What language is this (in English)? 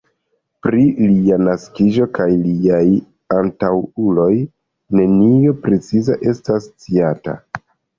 Esperanto